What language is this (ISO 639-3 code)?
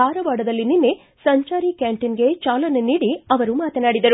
kan